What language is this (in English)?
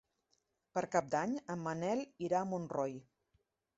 Catalan